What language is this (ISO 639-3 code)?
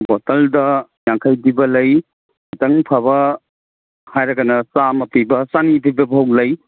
mni